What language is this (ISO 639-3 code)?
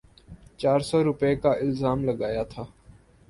urd